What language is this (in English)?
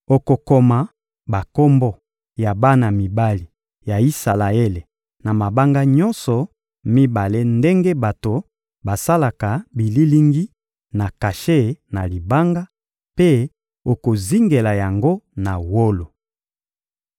Lingala